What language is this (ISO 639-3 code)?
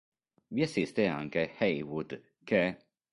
ita